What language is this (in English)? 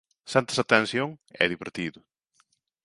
Galician